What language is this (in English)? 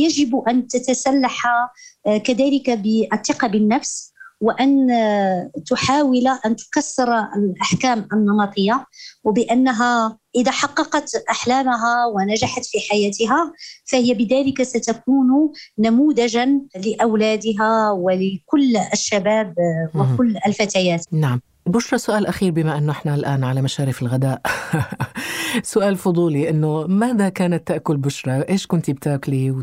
Arabic